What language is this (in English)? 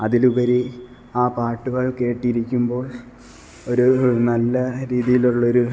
Malayalam